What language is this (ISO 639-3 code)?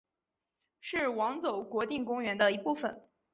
zho